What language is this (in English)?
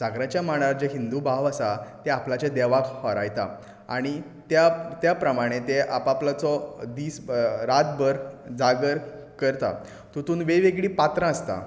Konkani